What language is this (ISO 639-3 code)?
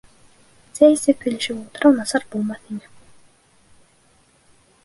bak